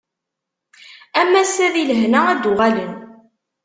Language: Kabyle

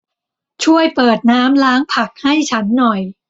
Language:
Thai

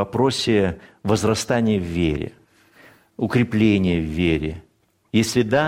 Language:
Russian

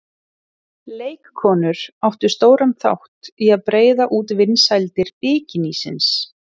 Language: Icelandic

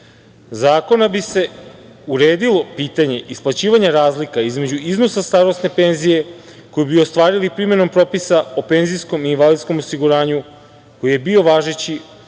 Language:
Serbian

